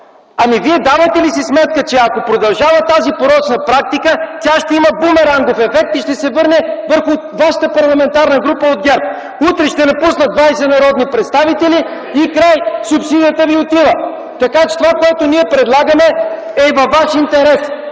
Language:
Bulgarian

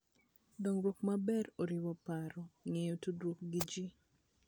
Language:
Luo (Kenya and Tanzania)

